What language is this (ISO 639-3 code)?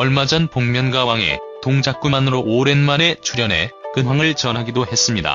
kor